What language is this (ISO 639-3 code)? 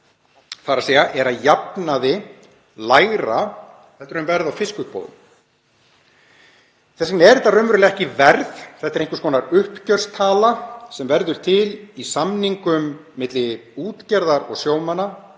isl